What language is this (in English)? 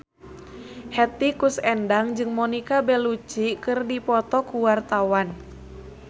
Sundanese